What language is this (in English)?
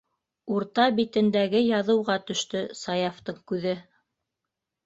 Bashkir